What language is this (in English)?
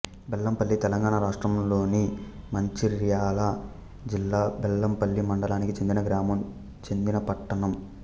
Telugu